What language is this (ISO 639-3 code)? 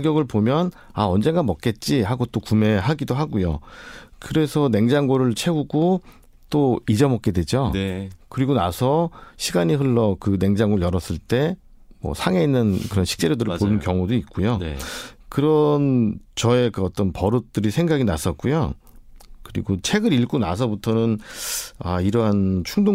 kor